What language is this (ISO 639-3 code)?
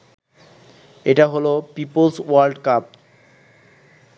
ben